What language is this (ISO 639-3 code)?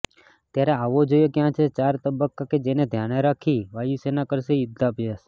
guj